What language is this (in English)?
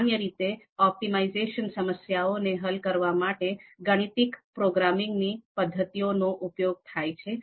Gujarati